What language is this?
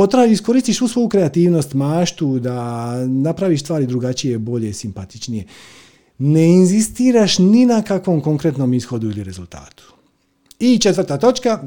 Croatian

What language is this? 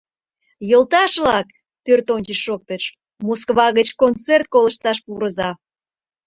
Mari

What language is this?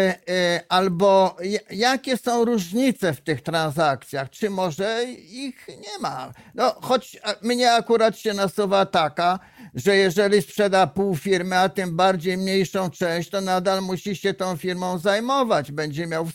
Polish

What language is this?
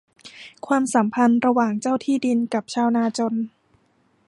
Thai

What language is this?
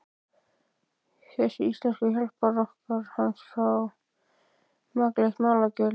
Icelandic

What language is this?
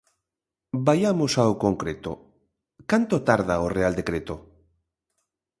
Galician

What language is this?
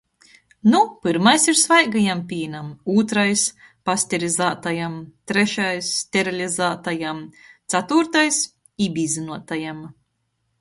Latgalian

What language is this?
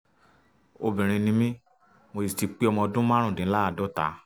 Yoruba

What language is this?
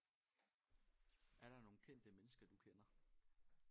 Danish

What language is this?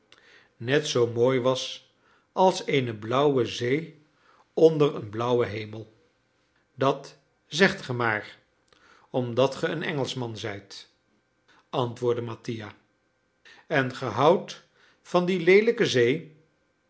Dutch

